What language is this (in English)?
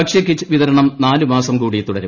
Malayalam